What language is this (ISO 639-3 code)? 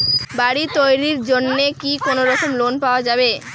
ben